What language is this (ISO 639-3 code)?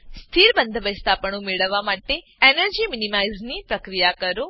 guj